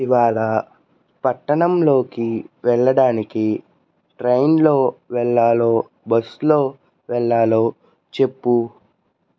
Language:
Telugu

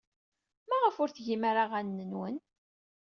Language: Kabyle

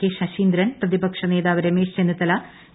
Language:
Malayalam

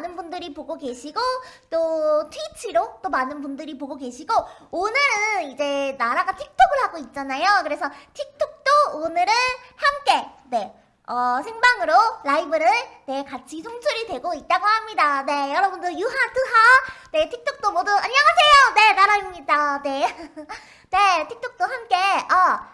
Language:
Korean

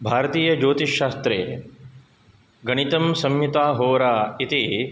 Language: Sanskrit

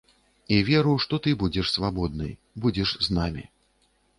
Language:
Belarusian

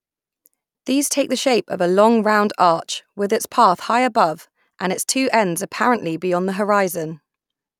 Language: English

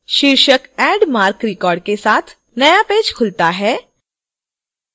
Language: Hindi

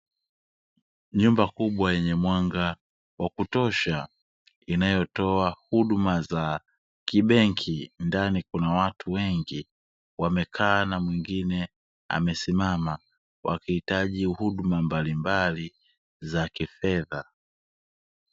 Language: Swahili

